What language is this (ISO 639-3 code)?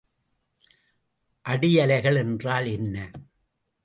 tam